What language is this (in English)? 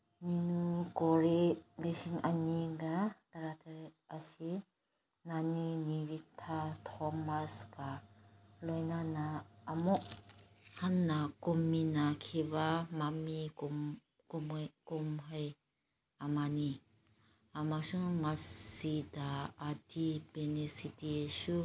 Manipuri